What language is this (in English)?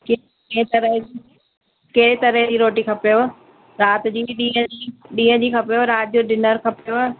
Sindhi